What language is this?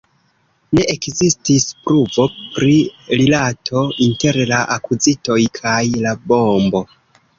Esperanto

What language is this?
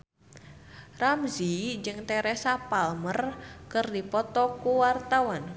Sundanese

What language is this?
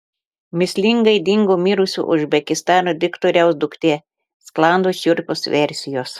Lithuanian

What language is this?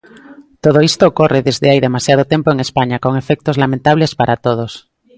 Galician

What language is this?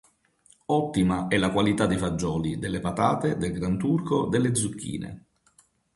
Italian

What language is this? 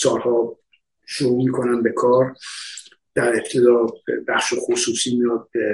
Persian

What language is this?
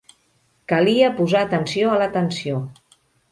Catalan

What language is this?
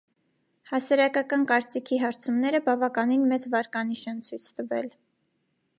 Armenian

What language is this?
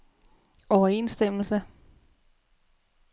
Danish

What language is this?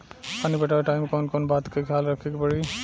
Bhojpuri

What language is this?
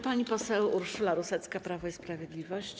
Polish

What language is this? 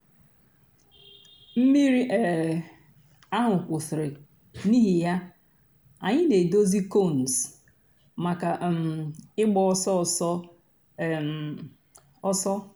Igbo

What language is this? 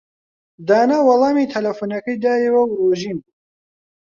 Central Kurdish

